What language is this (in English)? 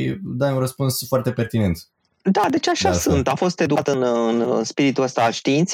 Romanian